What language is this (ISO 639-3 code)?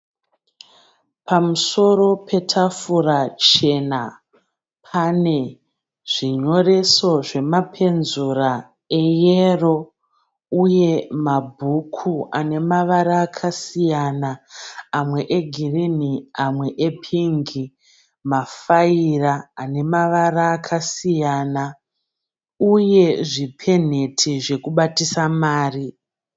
sna